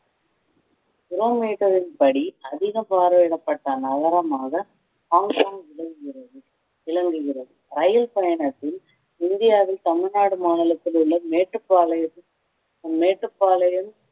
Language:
Tamil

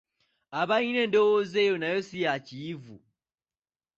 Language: Ganda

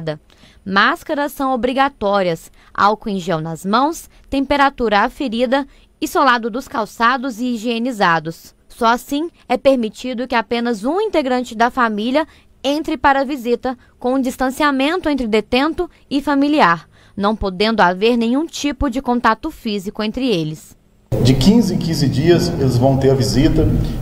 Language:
Portuguese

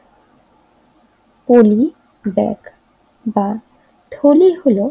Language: Bangla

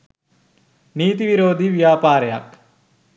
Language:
Sinhala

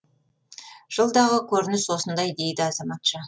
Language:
Kazakh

